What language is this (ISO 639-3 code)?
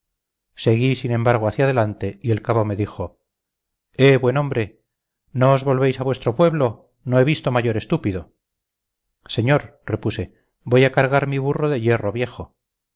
spa